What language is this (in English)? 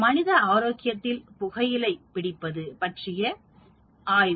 Tamil